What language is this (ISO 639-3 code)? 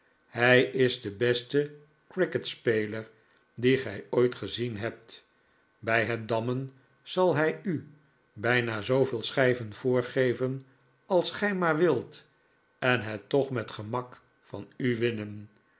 nld